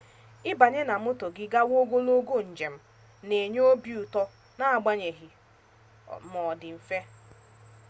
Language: Igbo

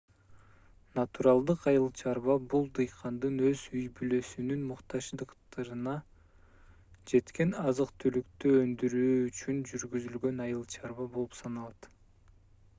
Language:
Kyrgyz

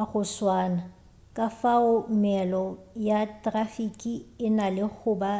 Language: Northern Sotho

